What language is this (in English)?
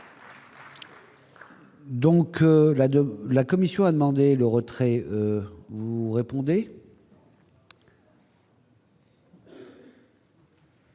French